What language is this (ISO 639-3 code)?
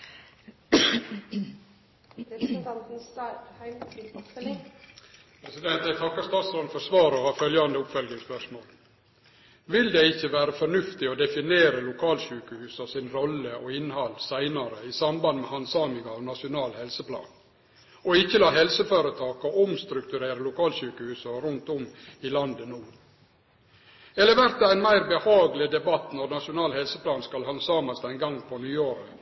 nno